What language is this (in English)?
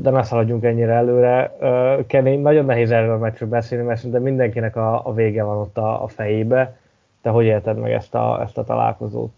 Hungarian